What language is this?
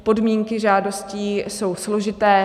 Czech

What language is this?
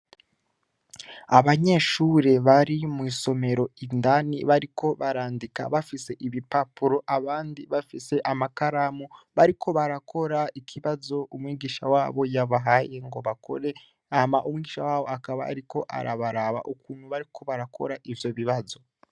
Rundi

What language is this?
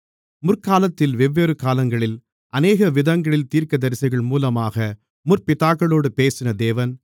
Tamil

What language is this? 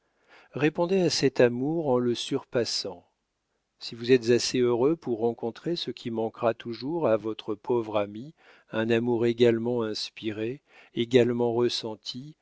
French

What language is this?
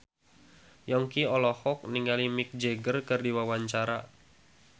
Sundanese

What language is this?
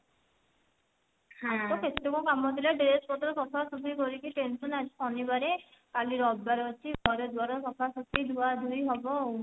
Odia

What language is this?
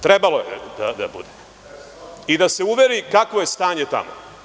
Serbian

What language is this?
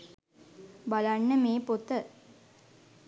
Sinhala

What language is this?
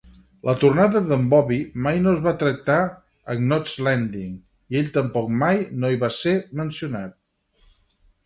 Catalan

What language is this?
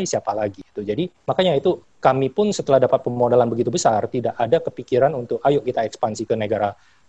Indonesian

